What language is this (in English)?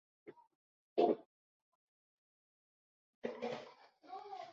Spanish